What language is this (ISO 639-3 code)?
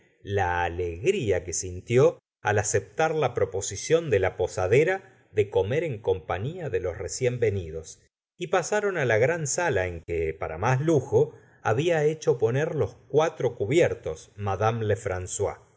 spa